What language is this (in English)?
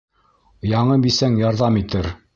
Bashkir